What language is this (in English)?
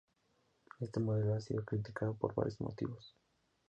Spanish